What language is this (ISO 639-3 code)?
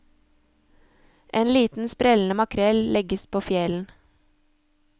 nor